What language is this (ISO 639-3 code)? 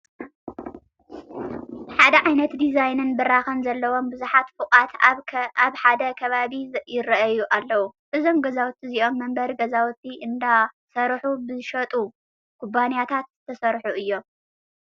tir